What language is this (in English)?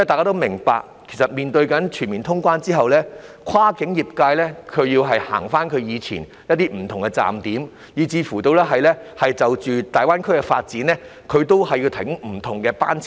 Cantonese